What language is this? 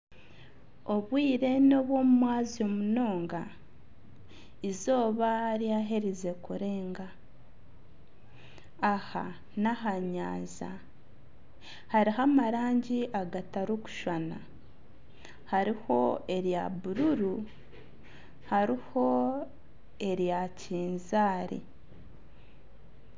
Nyankole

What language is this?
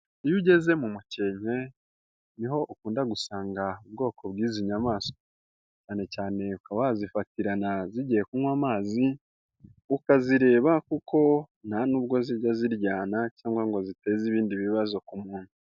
Kinyarwanda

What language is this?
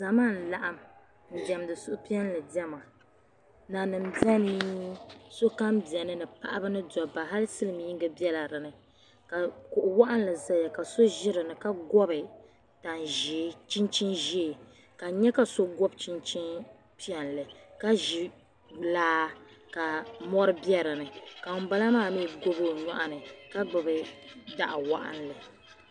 Dagbani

